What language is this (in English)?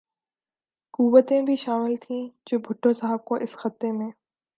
Urdu